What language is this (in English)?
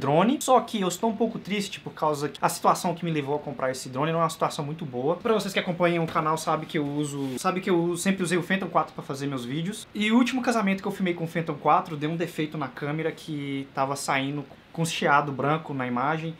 Portuguese